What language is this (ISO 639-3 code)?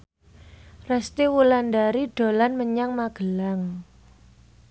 jav